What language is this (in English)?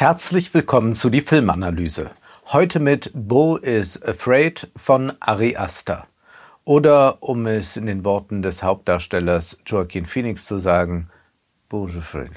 German